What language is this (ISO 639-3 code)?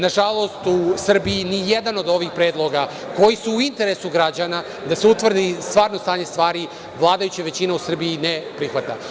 srp